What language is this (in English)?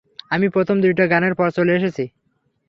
Bangla